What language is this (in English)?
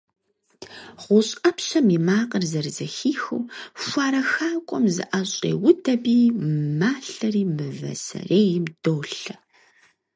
Kabardian